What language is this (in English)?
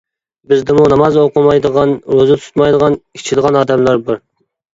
Uyghur